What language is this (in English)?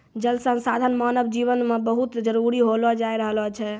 Maithili